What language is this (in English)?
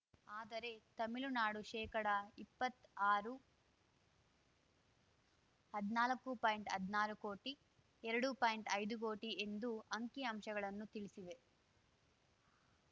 Kannada